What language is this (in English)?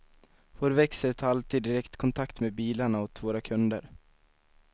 Swedish